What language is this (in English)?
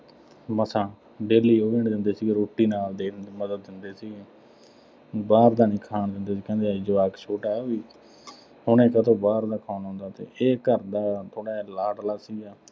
Punjabi